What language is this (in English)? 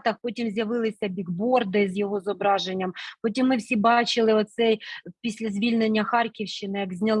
Ukrainian